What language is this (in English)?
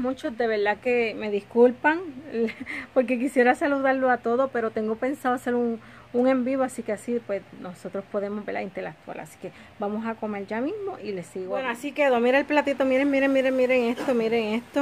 Spanish